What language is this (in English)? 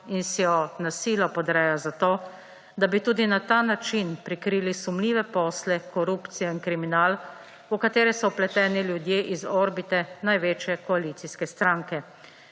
Slovenian